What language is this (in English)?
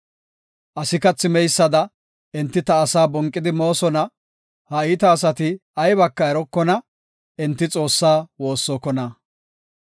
Gofa